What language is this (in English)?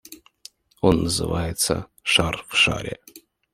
Russian